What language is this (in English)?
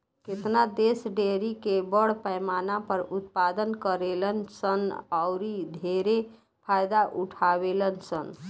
Bhojpuri